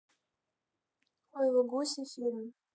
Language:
Russian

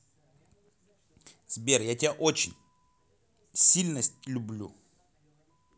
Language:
Russian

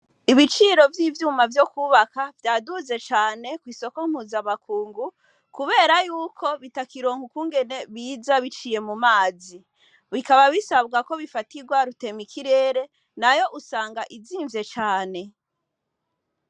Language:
Rundi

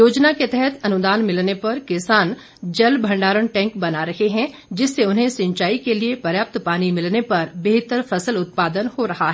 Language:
Hindi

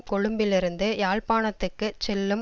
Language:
Tamil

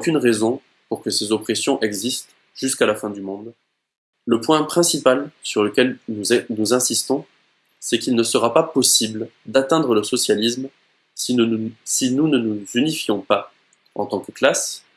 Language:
French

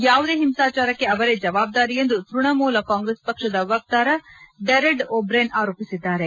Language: Kannada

